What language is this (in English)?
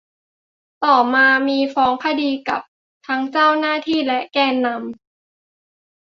Thai